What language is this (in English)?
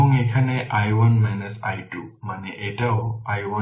Bangla